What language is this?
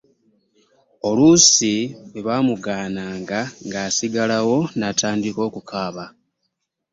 Ganda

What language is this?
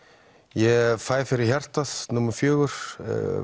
Icelandic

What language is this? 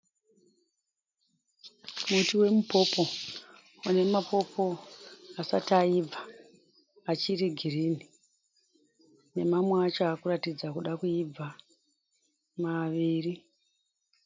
Shona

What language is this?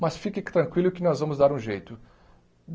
Portuguese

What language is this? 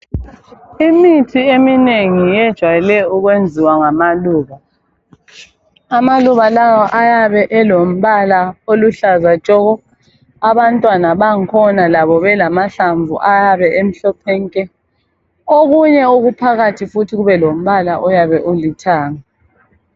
North Ndebele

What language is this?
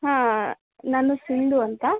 Kannada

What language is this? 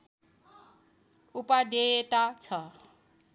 Nepali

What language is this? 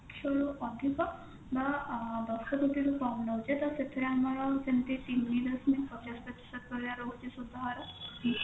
Odia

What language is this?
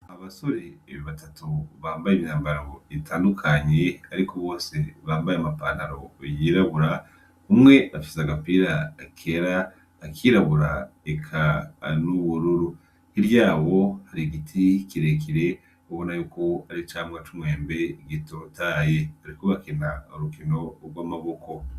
Rundi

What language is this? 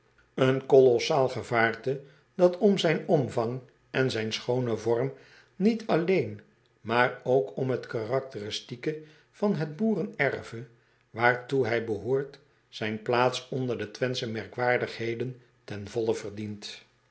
Dutch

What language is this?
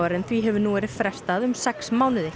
Icelandic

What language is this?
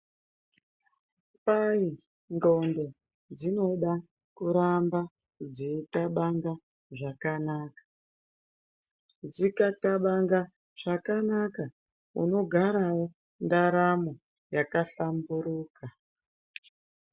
Ndau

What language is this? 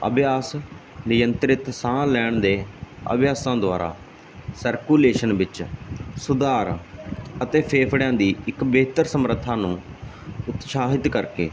Punjabi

